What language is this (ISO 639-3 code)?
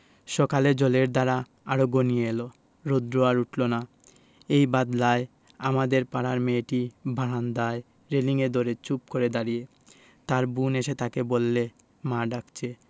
ben